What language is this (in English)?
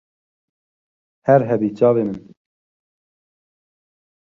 Kurdish